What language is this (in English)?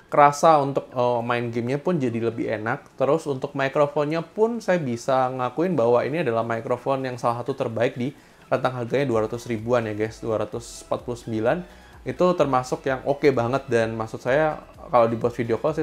Indonesian